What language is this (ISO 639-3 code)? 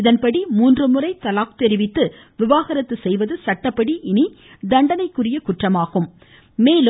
tam